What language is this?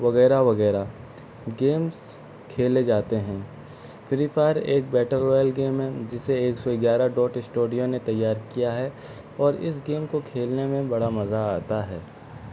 Urdu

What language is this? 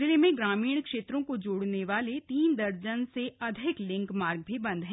Hindi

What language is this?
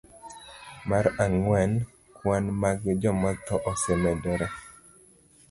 Luo (Kenya and Tanzania)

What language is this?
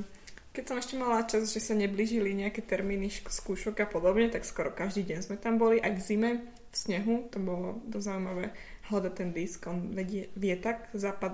Slovak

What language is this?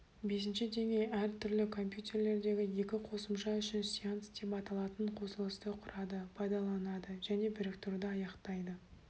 Kazakh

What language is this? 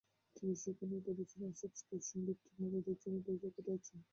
Bangla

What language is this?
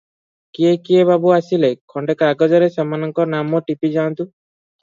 Odia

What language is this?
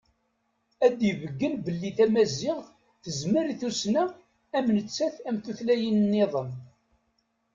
Kabyle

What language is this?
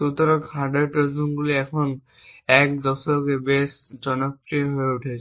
Bangla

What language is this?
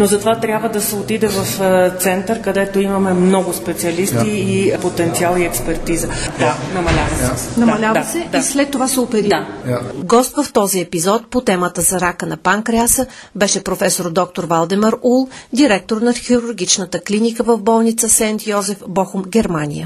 Bulgarian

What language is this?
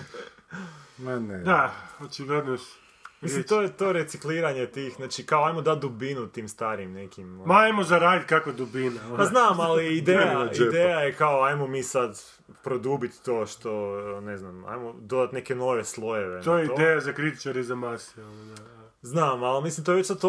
Croatian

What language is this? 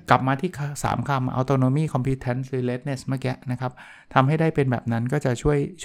Thai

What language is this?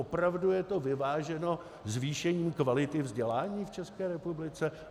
Czech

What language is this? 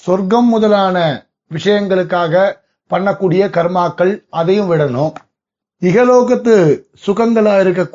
Tamil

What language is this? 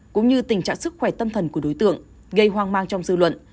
Vietnamese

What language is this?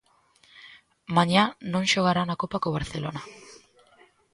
Galician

